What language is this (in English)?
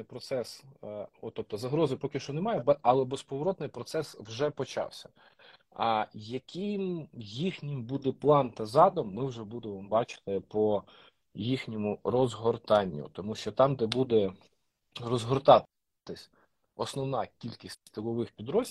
Ukrainian